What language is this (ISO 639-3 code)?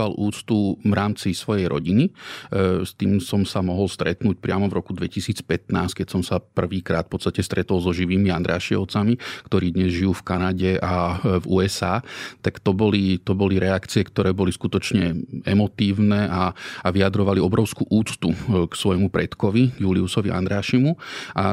slk